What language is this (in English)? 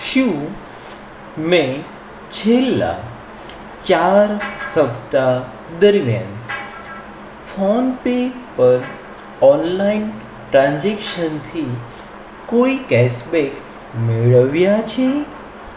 Gujarati